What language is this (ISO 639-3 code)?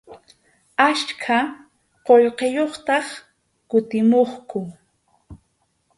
qxu